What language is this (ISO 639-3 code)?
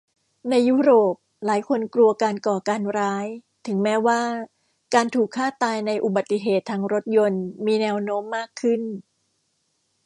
tha